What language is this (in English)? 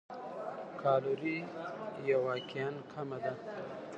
Pashto